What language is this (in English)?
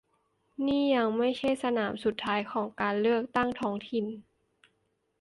Thai